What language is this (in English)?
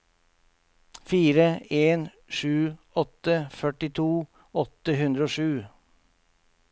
Norwegian